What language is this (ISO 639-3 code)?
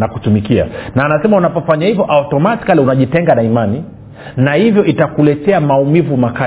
swa